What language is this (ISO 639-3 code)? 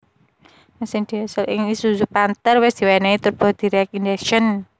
jav